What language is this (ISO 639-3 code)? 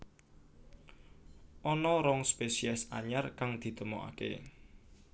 jav